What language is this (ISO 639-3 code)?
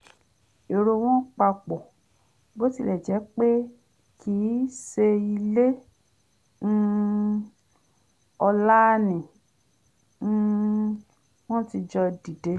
yor